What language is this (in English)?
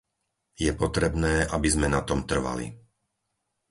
Slovak